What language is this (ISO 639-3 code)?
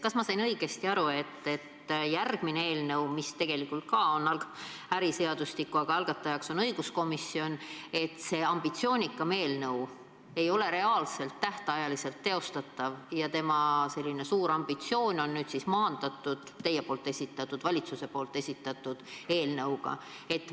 est